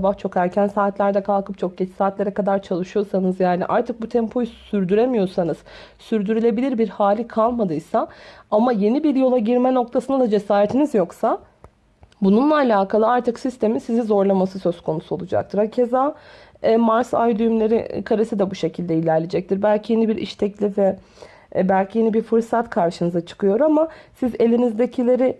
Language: Turkish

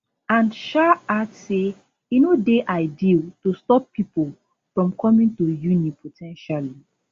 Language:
Nigerian Pidgin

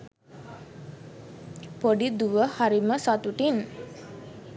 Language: Sinhala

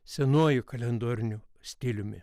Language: Lithuanian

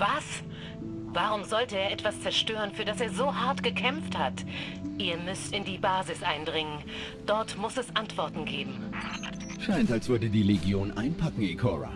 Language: German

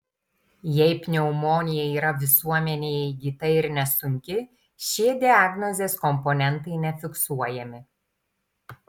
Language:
Lithuanian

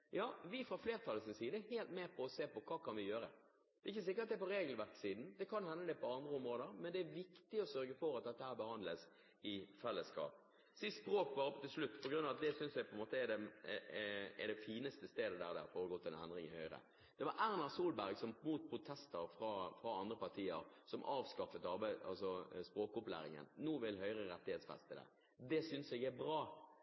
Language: Norwegian Bokmål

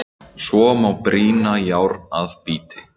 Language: Icelandic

